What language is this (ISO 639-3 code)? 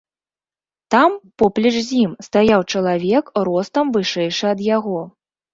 bel